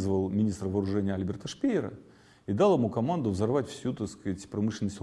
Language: Russian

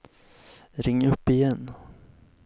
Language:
Swedish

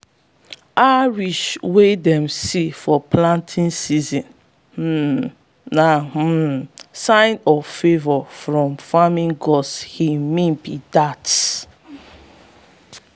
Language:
Nigerian Pidgin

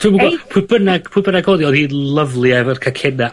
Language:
Welsh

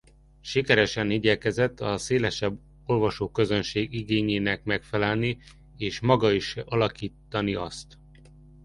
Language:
Hungarian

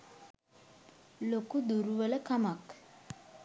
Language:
Sinhala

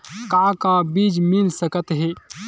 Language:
Chhattisgarhi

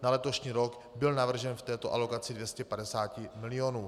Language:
Czech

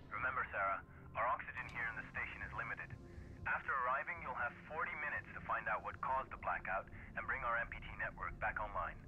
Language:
English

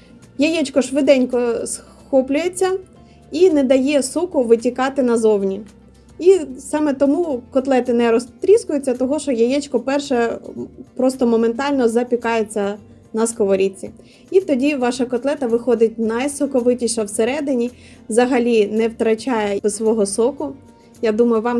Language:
Ukrainian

